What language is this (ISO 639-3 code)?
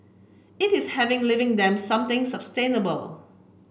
eng